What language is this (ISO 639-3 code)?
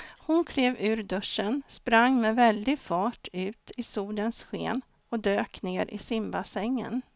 swe